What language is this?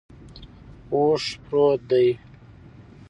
Pashto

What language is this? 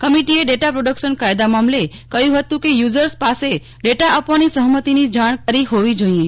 Gujarati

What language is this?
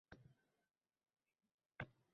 Uzbek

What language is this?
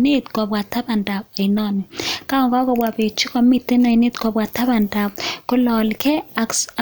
Kalenjin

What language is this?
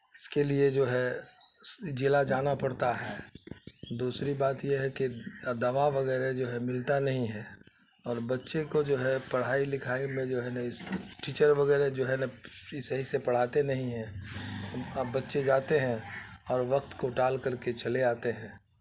Urdu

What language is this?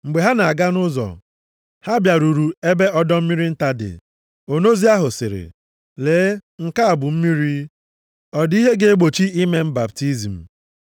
Igbo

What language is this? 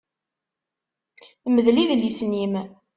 Kabyle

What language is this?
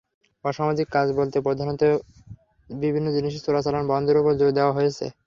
Bangla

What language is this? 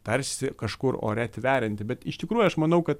Lithuanian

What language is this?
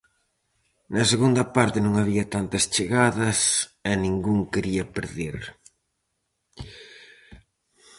Galician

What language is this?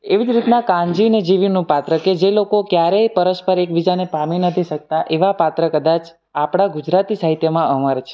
Gujarati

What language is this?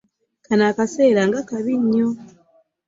Ganda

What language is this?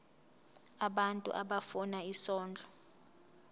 Zulu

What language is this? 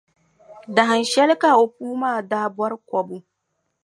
Dagbani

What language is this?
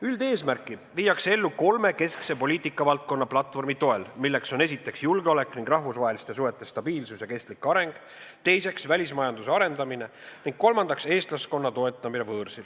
Estonian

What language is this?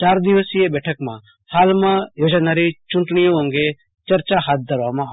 Gujarati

